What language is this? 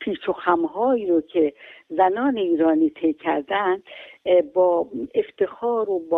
Persian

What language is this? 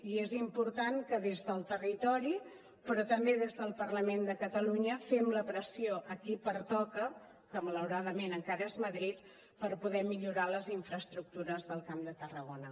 Catalan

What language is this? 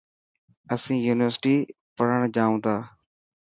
Dhatki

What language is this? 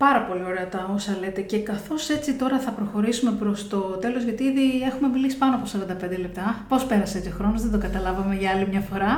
Greek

